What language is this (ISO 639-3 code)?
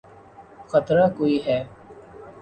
urd